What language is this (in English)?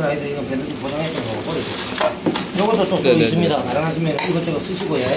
Korean